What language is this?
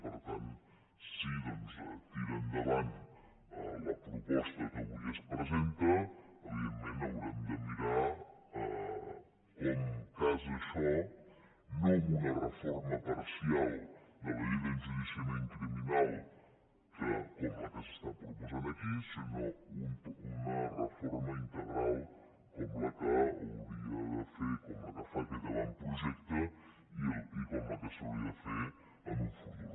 Catalan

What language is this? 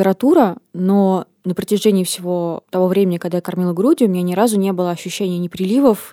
Russian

